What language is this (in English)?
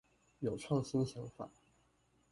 Chinese